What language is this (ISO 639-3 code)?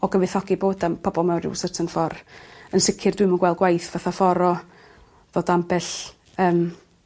cym